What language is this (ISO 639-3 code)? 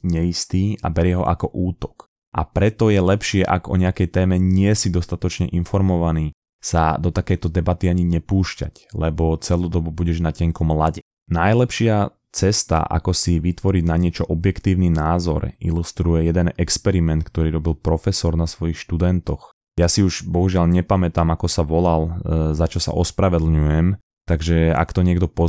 slk